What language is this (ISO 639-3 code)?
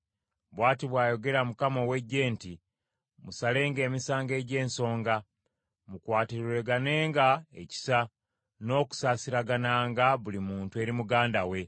lug